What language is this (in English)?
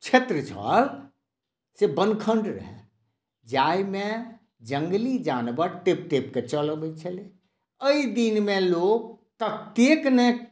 Maithili